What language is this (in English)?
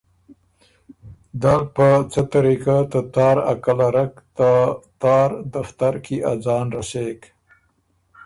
Ormuri